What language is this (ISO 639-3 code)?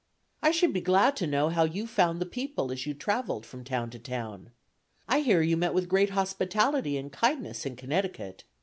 eng